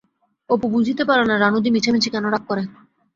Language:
Bangla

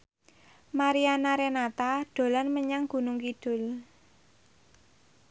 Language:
Javanese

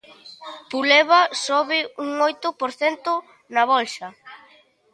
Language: Galician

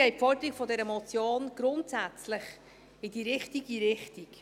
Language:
Swiss German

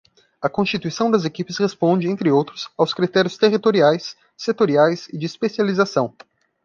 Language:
Portuguese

